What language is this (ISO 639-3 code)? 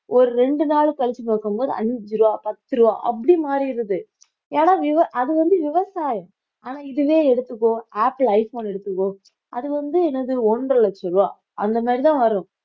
tam